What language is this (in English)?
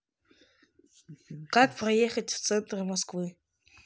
Russian